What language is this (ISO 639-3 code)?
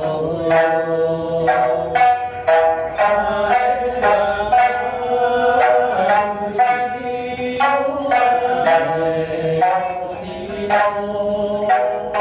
nld